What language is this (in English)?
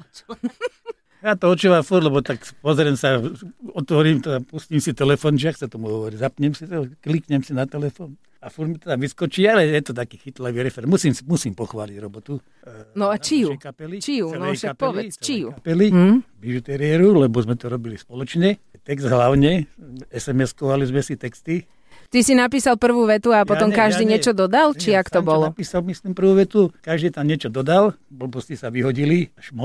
Slovak